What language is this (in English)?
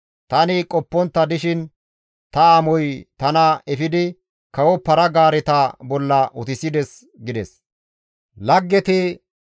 Gamo